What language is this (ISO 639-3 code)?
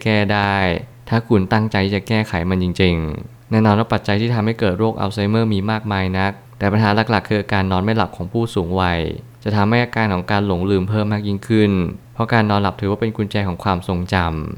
tha